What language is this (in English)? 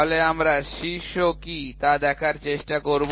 Bangla